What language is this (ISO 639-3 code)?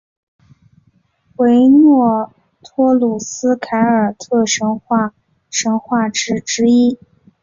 zho